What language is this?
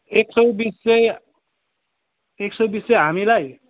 Nepali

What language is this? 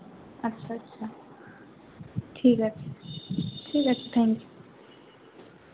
Bangla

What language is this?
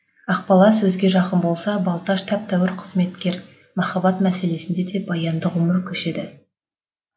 Kazakh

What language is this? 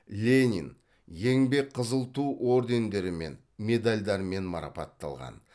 Kazakh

